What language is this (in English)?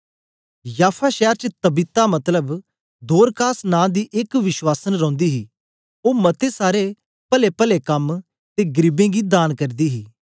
Dogri